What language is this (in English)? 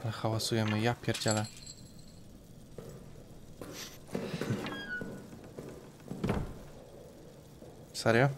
Polish